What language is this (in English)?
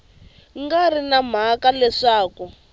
Tsonga